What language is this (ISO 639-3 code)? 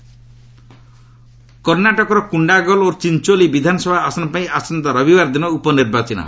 ori